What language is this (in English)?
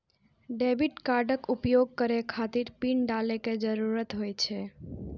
Maithili